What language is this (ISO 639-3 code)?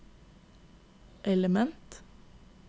nor